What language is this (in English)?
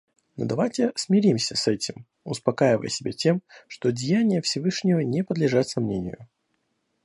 Russian